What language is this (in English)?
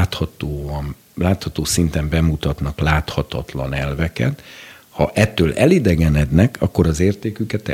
Hungarian